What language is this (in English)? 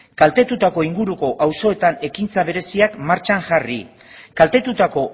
Basque